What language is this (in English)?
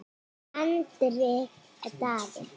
Icelandic